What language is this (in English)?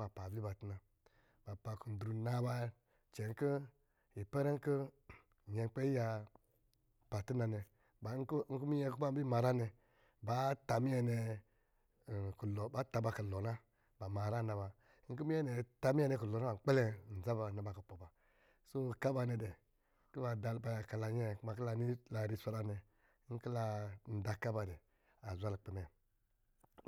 Lijili